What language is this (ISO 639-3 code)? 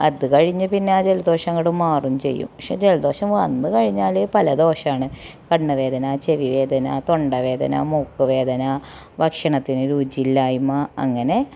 mal